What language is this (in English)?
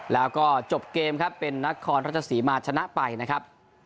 Thai